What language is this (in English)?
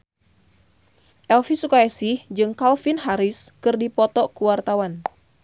Sundanese